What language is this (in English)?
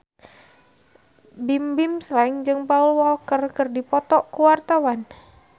Sundanese